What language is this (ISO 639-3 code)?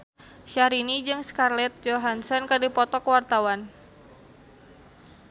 sun